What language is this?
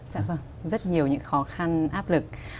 Vietnamese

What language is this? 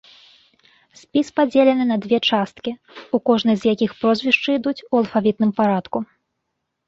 Belarusian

